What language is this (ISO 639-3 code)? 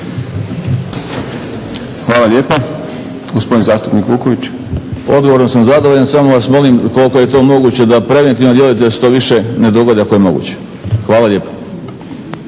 hrv